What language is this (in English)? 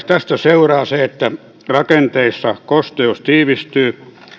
Finnish